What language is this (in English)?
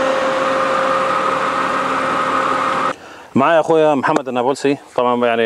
Arabic